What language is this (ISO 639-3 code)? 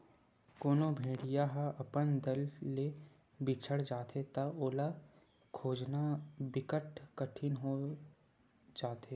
hne